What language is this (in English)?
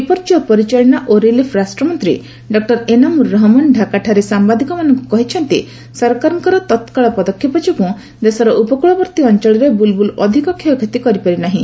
Odia